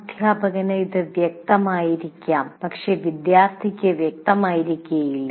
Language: Malayalam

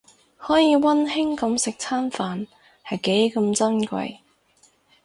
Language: Cantonese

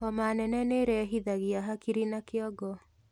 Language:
Kikuyu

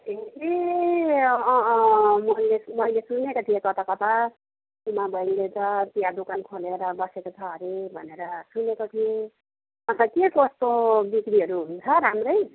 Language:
Nepali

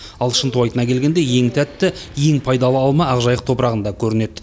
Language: Kazakh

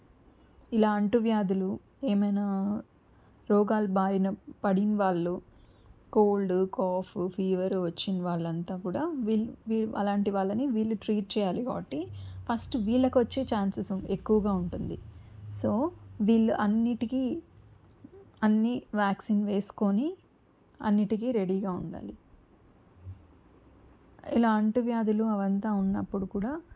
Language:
Telugu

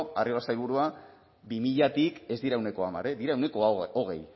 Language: Basque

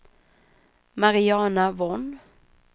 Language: Swedish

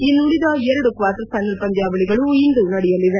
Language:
Kannada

